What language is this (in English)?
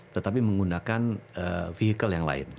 Indonesian